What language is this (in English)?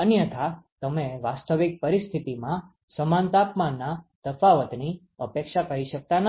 Gujarati